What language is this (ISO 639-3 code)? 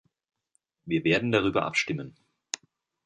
deu